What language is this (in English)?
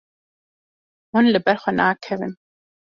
Kurdish